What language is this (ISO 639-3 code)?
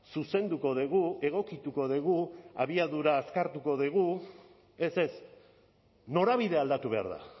eus